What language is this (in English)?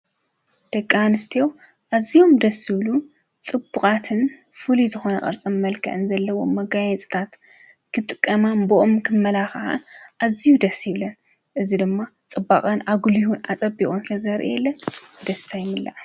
Tigrinya